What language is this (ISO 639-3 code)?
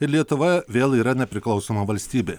lit